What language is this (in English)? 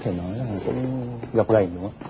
Vietnamese